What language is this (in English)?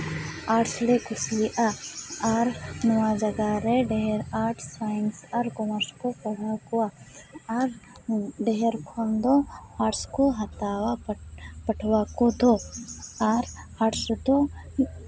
Santali